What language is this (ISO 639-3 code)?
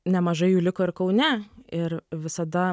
lit